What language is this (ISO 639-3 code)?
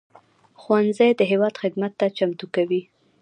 pus